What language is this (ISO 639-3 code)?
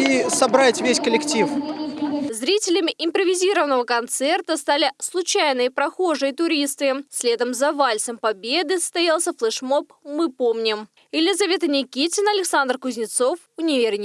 rus